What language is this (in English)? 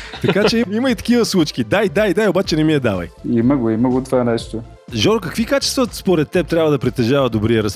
Bulgarian